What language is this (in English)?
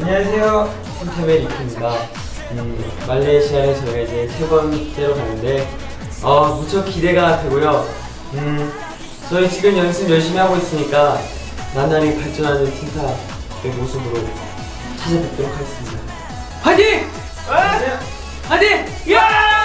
Korean